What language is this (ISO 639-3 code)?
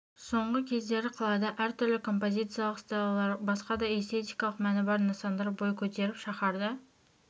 kaz